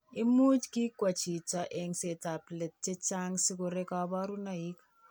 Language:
Kalenjin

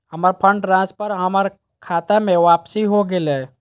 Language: Magahi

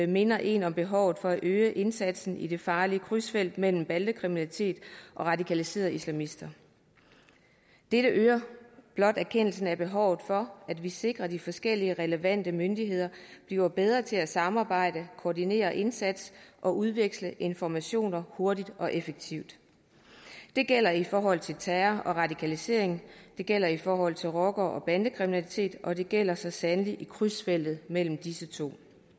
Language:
Danish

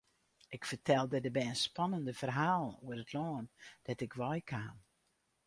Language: Western Frisian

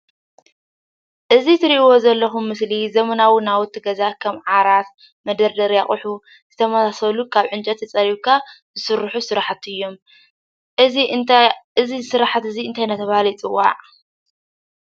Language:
Tigrinya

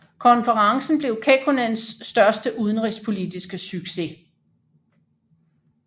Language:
Danish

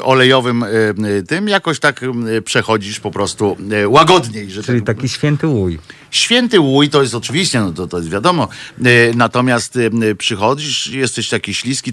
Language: Polish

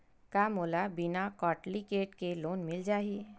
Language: Chhattisgarhi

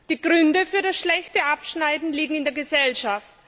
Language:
German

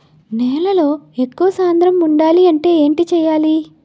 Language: Telugu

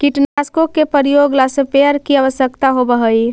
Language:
Magahi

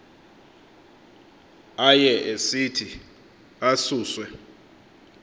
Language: Xhosa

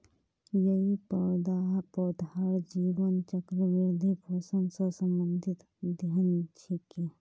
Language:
Magahi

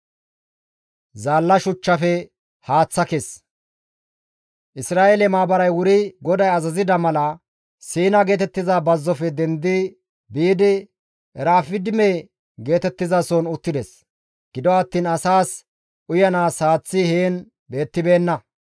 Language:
Gamo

